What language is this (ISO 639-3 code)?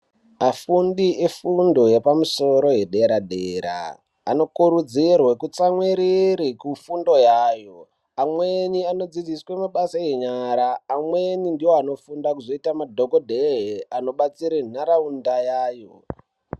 ndc